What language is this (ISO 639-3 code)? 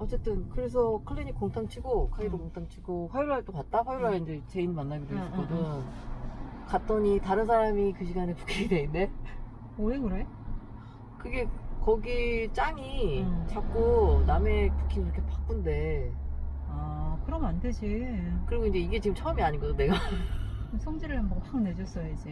kor